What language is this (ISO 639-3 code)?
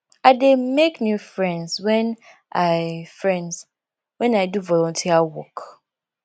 pcm